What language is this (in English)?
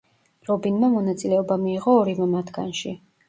Georgian